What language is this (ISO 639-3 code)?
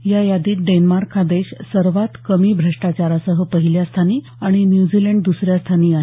mar